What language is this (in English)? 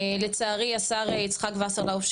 Hebrew